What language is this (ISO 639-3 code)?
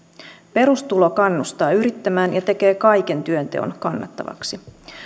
fin